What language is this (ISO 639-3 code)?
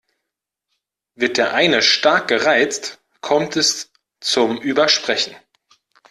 deu